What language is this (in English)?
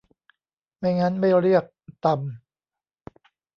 Thai